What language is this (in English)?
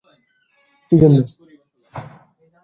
Bangla